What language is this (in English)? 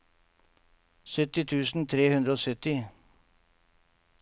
Norwegian